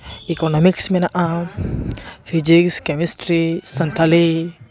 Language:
Santali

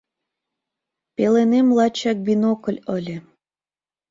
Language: Mari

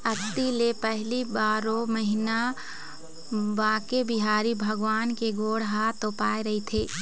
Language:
Chhattisgarhi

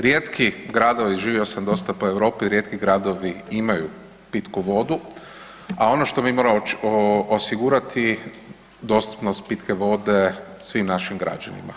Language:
Croatian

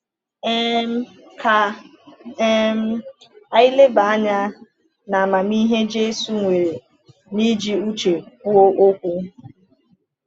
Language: Igbo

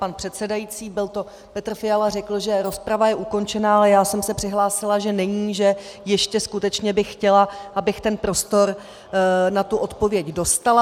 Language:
Czech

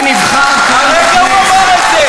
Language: Hebrew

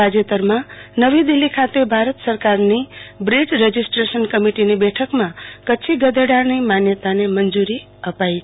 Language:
Gujarati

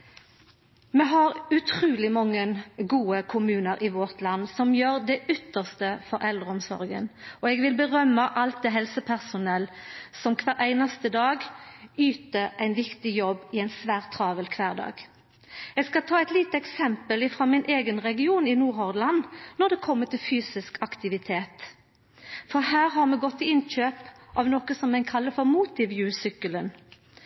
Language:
Norwegian Nynorsk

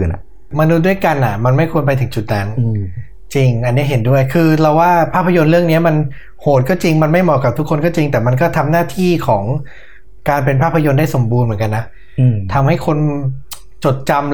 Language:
Thai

